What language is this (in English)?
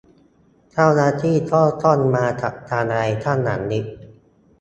Thai